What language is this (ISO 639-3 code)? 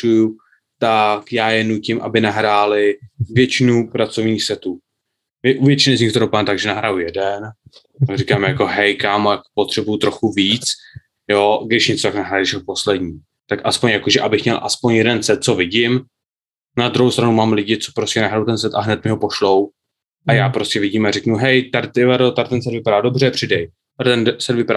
ces